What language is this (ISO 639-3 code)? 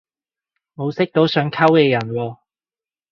yue